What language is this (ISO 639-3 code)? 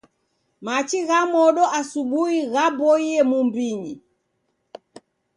dav